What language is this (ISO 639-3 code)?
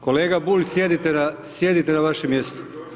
hrv